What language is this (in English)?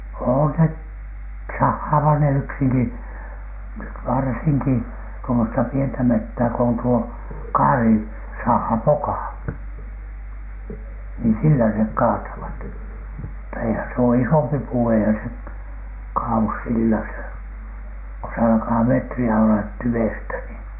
Finnish